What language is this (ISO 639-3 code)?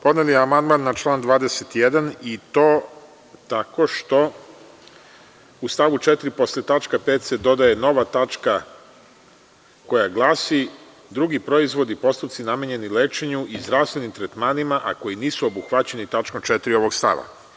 srp